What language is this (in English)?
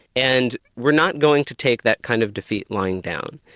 English